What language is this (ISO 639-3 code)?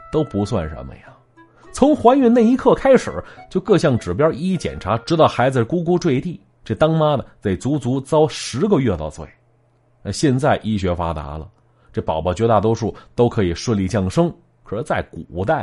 zho